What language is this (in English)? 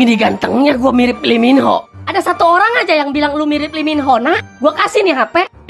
Indonesian